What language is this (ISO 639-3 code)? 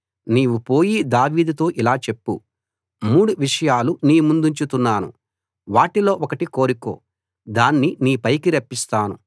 tel